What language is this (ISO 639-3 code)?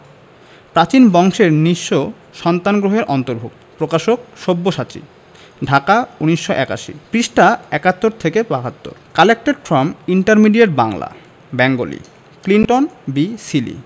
ben